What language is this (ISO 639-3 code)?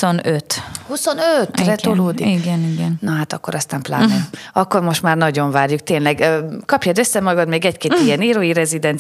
hun